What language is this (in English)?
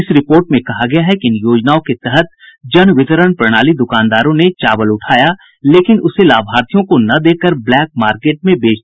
Hindi